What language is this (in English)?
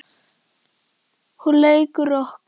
Icelandic